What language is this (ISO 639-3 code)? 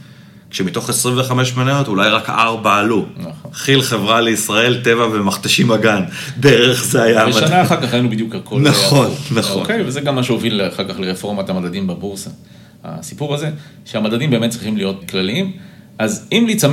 heb